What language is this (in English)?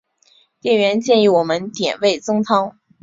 Chinese